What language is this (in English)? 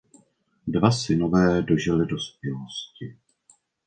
Czech